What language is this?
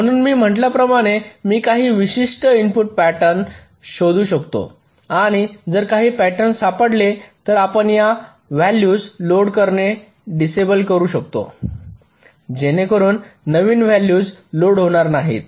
Marathi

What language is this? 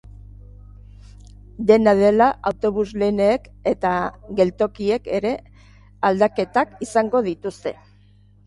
Basque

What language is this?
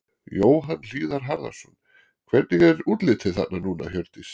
Icelandic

